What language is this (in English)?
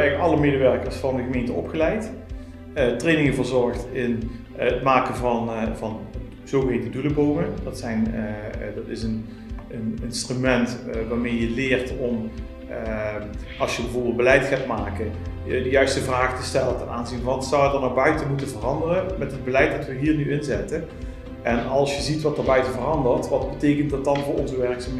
Dutch